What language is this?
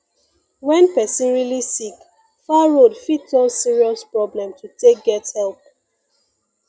Nigerian Pidgin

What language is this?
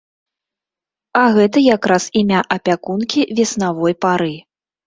Belarusian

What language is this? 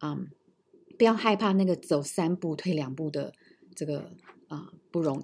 Chinese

